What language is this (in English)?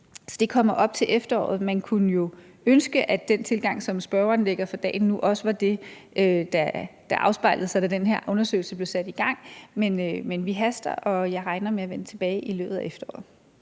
Danish